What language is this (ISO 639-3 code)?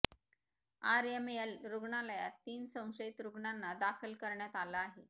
mar